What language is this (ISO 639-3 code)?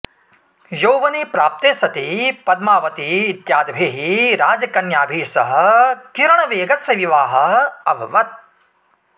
san